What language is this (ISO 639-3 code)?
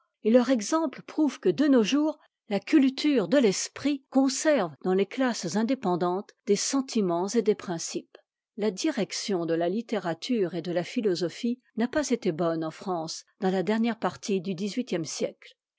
fra